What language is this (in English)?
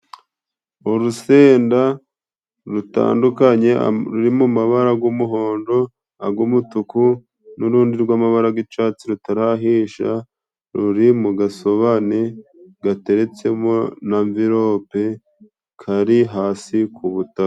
Kinyarwanda